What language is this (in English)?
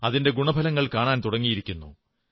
Malayalam